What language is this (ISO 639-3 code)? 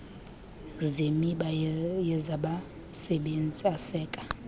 xho